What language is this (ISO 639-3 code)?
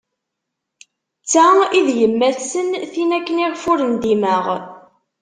kab